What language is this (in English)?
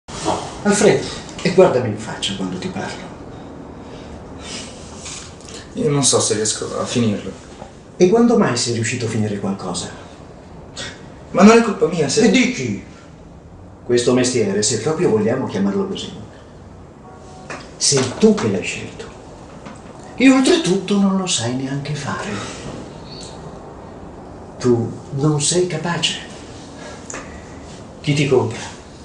Italian